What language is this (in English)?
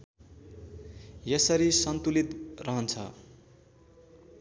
Nepali